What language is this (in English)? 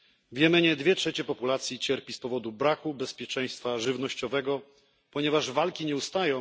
Polish